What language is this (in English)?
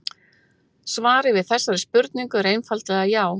Icelandic